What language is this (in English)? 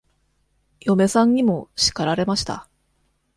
Japanese